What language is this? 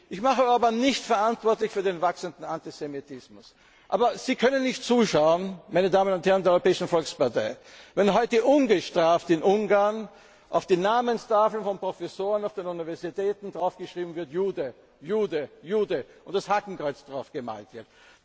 German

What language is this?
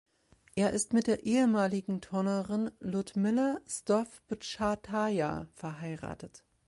German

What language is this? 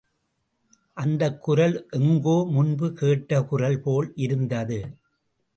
Tamil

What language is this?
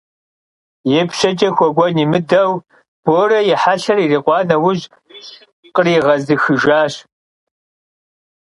Kabardian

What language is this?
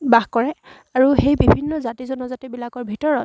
Assamese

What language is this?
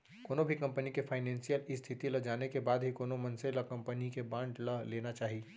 Chhattisgarhi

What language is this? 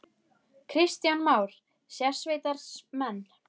Icelandic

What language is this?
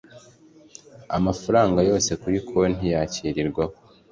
Kinyarwanda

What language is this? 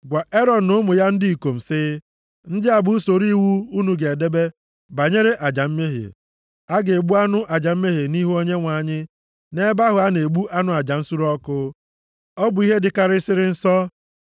Igbo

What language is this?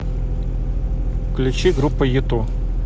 Russian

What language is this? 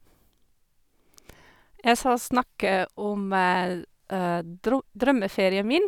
Norwegian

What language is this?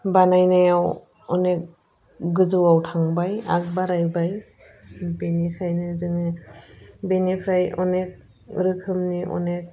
Bodo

